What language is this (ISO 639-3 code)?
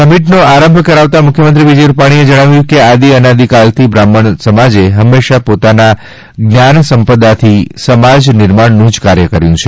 guj